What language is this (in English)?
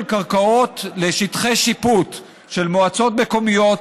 Hebrew